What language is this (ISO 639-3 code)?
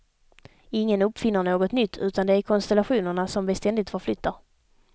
swe